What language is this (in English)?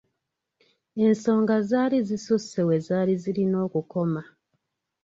Ganda